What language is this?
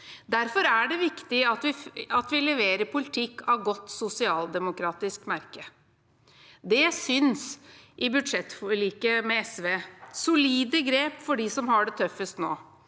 Norwegian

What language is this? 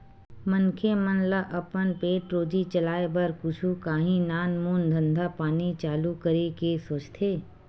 Chhattisgarhi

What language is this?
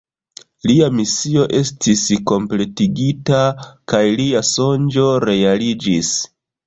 Esperanto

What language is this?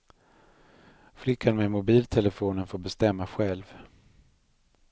Swedish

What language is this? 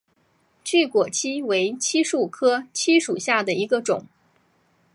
Chinese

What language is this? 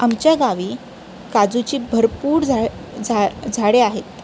Marathi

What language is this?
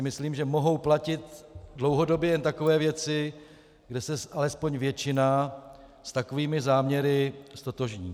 Czech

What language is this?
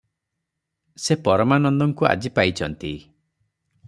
Odia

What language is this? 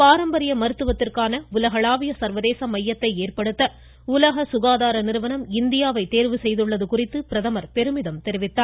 Tamil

